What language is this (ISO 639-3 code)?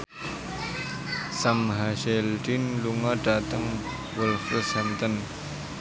jav